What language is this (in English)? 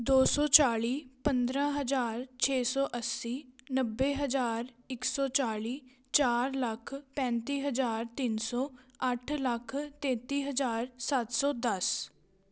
Punjabi